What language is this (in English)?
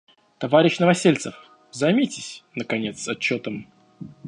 Russian